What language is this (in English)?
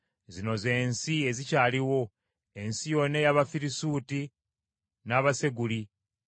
Ganda